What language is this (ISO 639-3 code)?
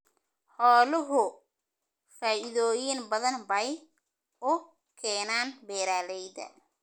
som